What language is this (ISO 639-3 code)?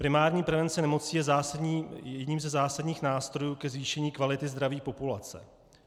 ces